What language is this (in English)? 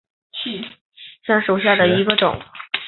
Chinese